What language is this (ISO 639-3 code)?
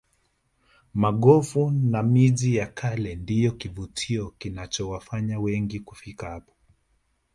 swa